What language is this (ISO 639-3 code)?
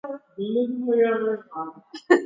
grn